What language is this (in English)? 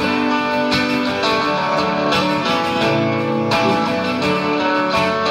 Italian